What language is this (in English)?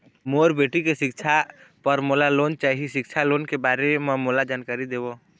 Chhattisgarhi